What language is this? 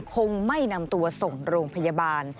Thai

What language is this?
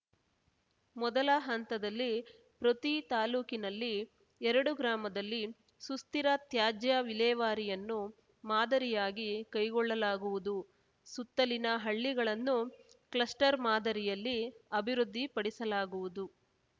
Kannada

